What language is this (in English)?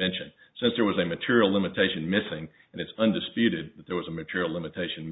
English